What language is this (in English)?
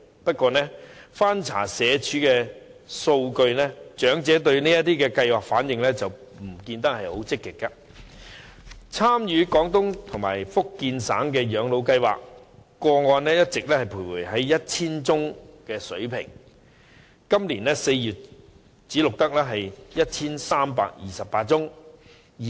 Cantonese